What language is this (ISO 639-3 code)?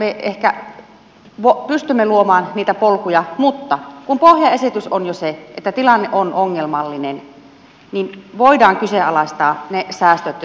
fin